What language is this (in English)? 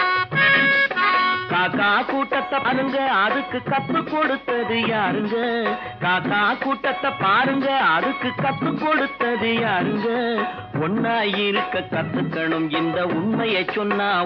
Tamil